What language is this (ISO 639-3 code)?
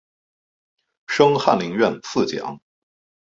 zho